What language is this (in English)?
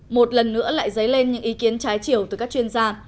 Vietnamese